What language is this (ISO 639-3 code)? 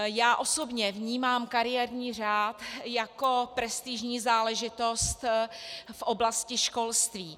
ces